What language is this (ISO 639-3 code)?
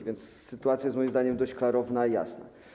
pol